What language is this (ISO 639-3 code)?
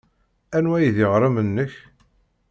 kab